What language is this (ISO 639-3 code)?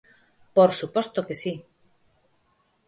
glg